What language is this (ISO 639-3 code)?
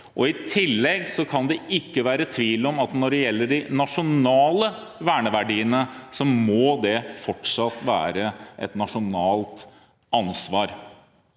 nor